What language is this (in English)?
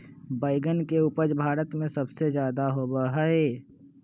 Magahi